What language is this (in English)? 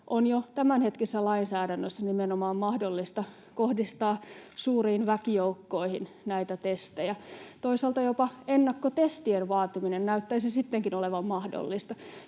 Finnish